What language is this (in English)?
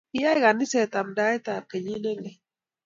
Kalenjin